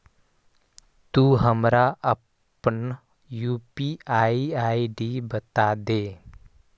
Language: Magahi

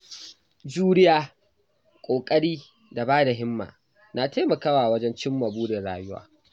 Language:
Hausa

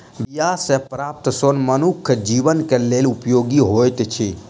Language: Maithili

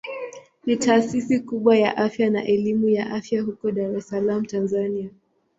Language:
Swahili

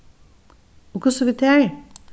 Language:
Faroese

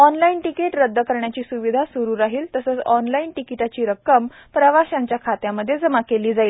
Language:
Marathi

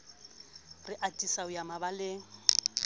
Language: Southern Sotho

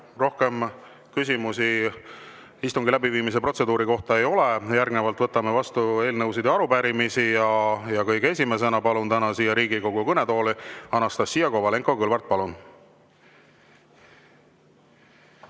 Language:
Estonian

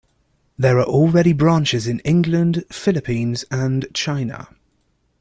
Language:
English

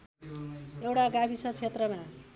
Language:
Nepali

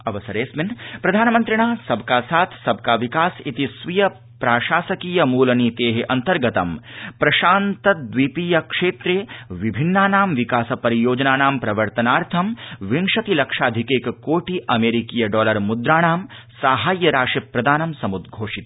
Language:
Sanskrit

